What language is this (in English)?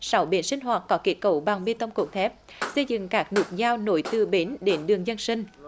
Vietnamese